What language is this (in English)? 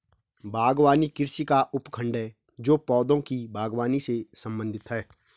Hindi